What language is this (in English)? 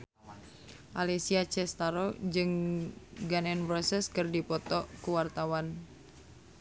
Sundanese